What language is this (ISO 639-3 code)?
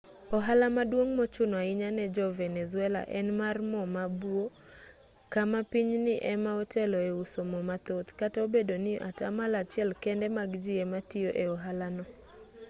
luo